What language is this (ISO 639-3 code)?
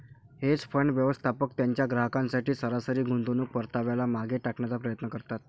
mar